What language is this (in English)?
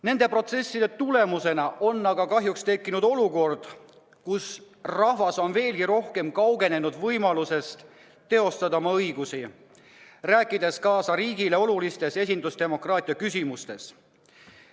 Estonian